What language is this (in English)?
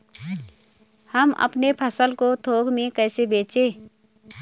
Hindi